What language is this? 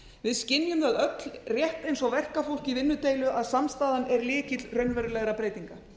Icelandic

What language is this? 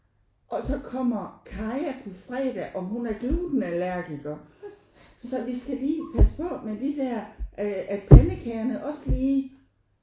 Danish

